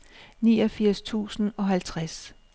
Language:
Danish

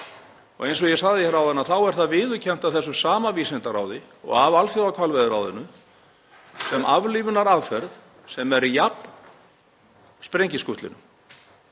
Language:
Icelandic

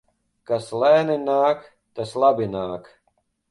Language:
Latvian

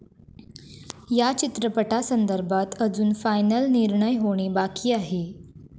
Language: Marathi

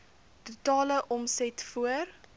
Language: Afrikaans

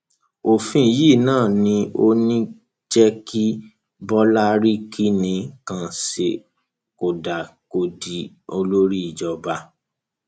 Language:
Yoruba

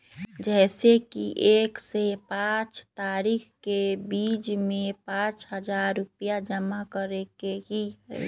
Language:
Magahi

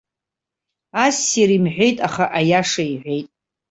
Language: Abkhazian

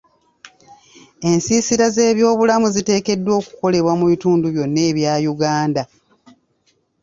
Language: Ganda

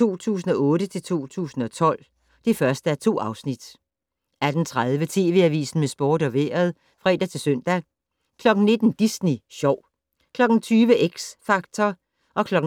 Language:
Danish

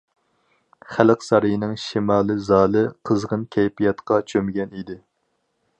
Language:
Uyghur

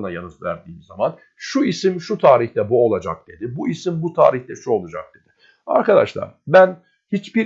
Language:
Turkish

